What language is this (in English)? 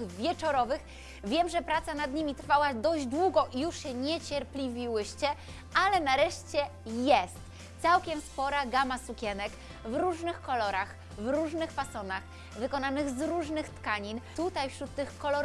Polish